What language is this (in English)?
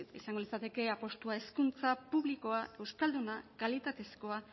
Basque